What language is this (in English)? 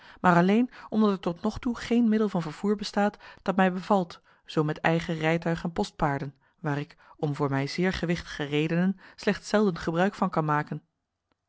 Dutch